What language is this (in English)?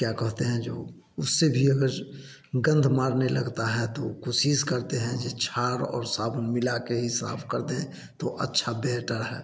Hindi